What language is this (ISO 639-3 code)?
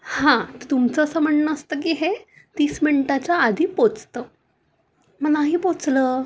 mar